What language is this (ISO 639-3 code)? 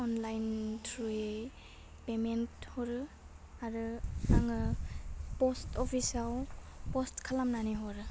brx